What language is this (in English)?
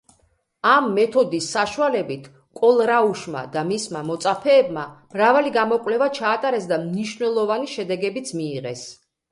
Georgian